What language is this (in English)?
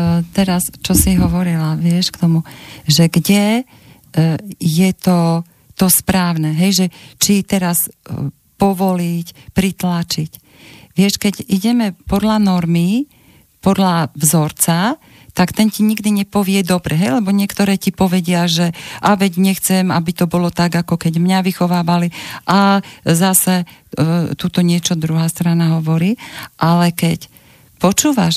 Slovak